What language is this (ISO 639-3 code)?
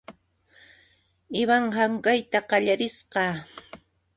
qxp